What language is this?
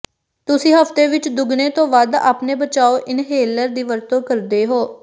Punjabi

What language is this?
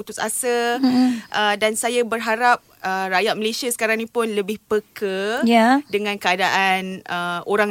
Malay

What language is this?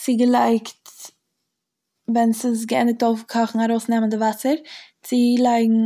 Yiddish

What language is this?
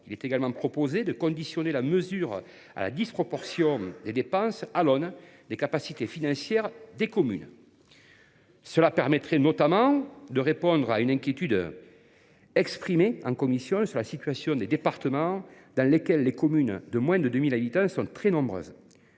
French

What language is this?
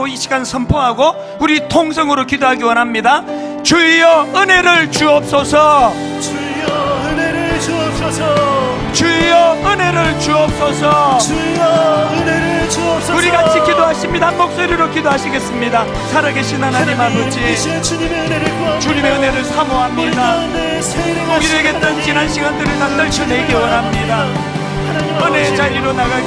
Korean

